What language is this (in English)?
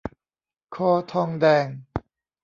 Thai